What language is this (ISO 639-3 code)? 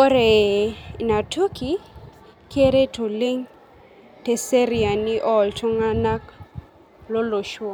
mas